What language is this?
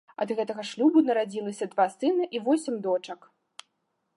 Belarusian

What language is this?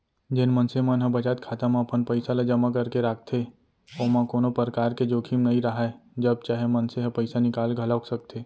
Chhattisgarhi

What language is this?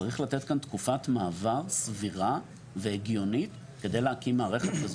Hebrew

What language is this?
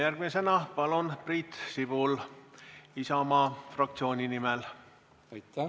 Estonian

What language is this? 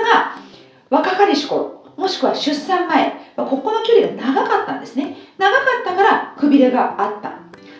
Japanese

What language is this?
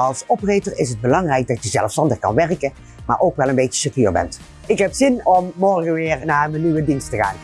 Dutch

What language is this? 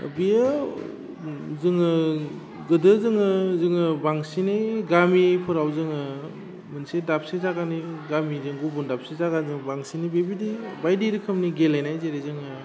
Bodo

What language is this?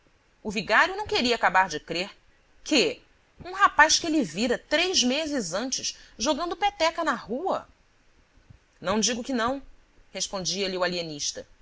Portuguese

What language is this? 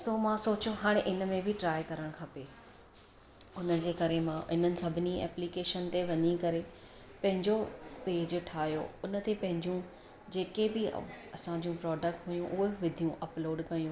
Sindhi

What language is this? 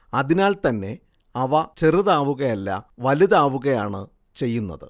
Malayalam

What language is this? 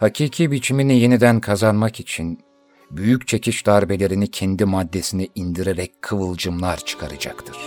Turkish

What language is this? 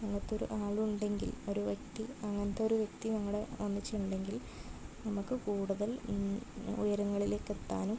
Malayalam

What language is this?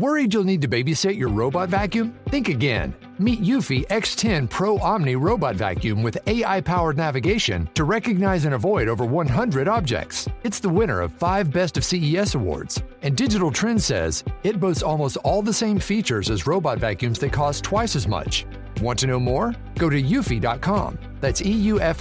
Filipino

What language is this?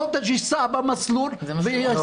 Hebrew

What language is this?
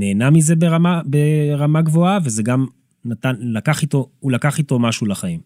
Hebrew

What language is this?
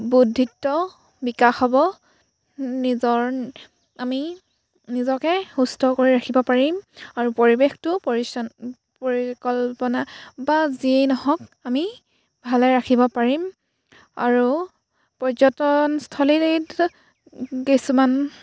Assamese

